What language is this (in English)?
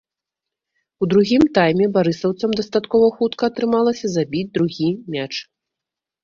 Belarusian